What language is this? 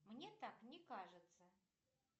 Russian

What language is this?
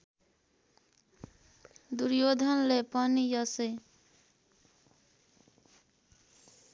Nepali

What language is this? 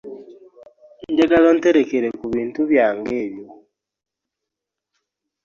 Ganda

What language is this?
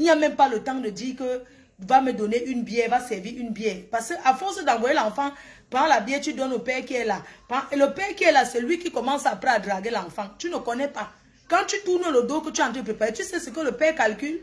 French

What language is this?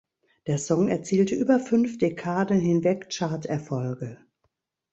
German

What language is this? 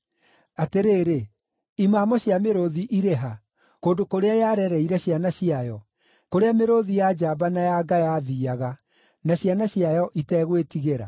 Kikuyu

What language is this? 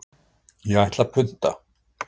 Icelandic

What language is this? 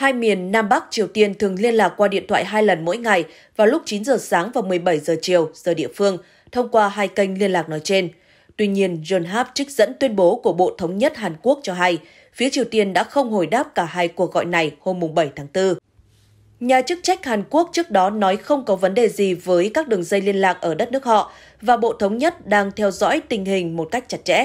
Vietnamese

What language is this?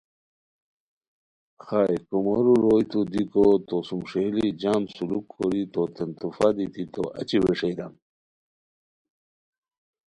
Khowar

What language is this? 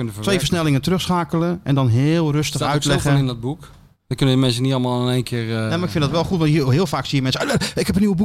Dutch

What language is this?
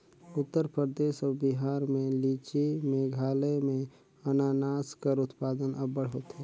Chhattisgarhi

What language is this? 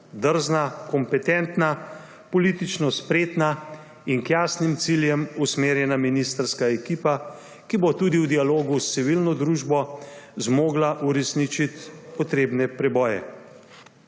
Slovenian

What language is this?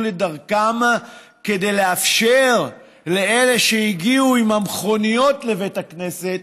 Hebrew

